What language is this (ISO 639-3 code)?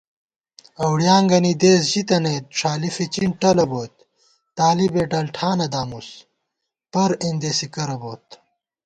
gwt